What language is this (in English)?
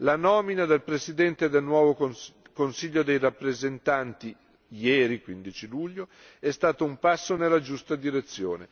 Italian